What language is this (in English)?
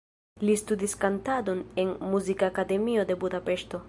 Esperanto